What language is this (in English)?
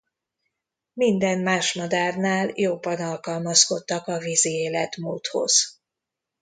Hungarian